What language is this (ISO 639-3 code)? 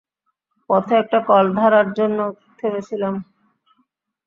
ben